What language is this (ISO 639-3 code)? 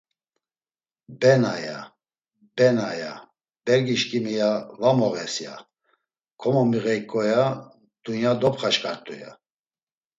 lzz